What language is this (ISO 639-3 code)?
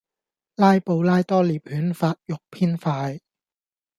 yue